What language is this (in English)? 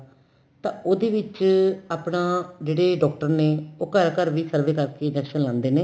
Punjabi